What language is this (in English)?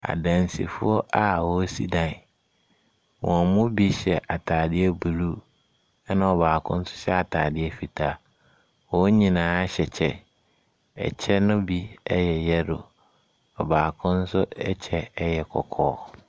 Akan